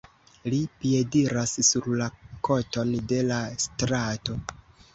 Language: Esperanto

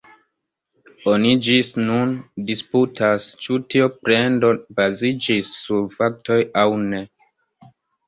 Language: Esperanto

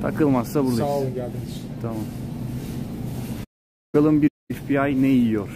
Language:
Turkish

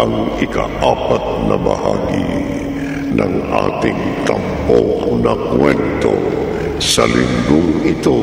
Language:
Filipino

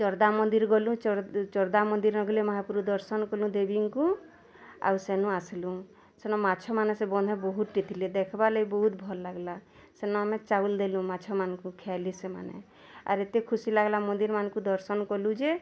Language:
Odia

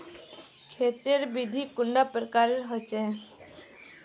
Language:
Magahi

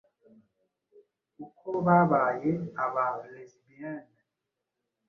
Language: Kinyarwanda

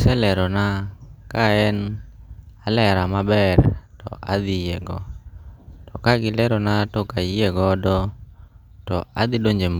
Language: Luo (Kenya and Tanzania)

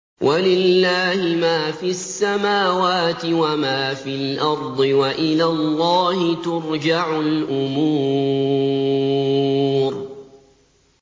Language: Arabic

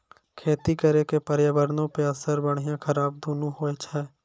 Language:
Maithili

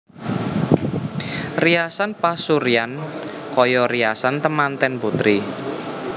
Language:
Javanese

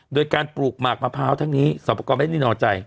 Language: Thai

